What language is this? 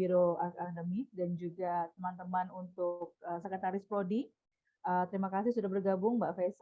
Indonesian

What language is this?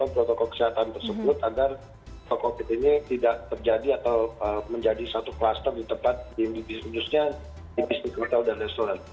Indonesian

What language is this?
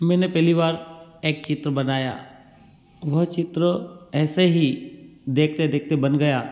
Hindi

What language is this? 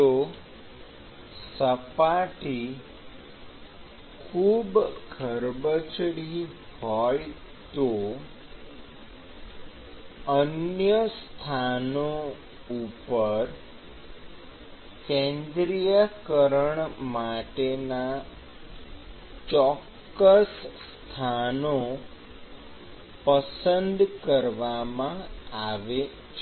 Gujarati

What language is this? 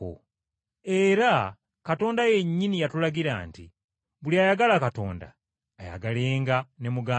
Ganda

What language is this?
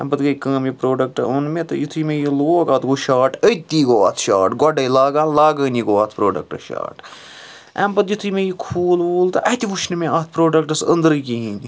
Kashmiri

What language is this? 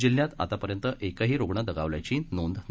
Marathi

